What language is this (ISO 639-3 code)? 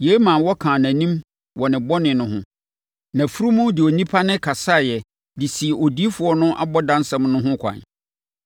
aka